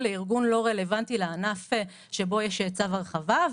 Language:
Hebrew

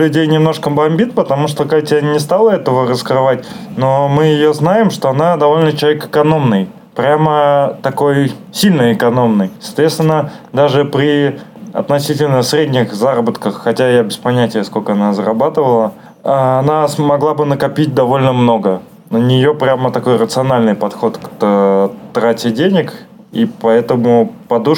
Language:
Russian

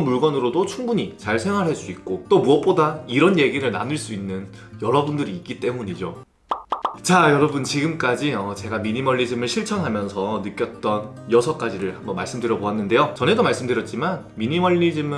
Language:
Korean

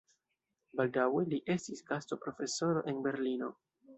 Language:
Esperanto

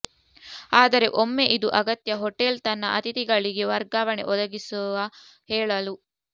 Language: Kannada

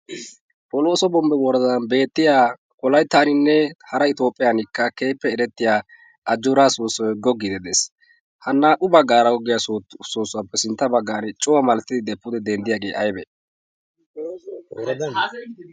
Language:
Wolaytta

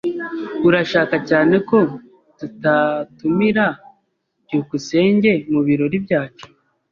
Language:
Kinyarwanda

